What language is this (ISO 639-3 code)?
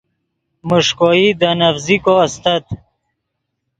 ydg